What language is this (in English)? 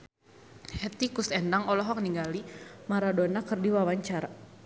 Sundanese